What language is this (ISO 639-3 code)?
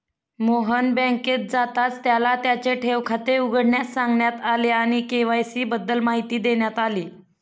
mar